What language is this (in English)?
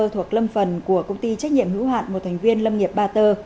Vietnamese